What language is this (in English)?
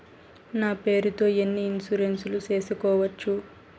Telugu